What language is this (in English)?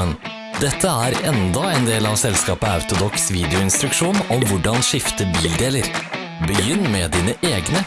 Norwegian